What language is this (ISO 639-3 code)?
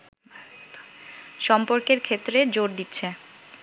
ben